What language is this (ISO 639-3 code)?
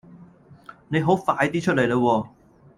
yue